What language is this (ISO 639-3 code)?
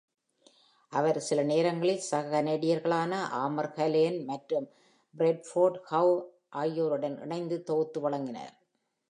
tam